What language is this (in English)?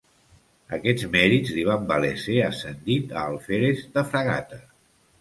Catalan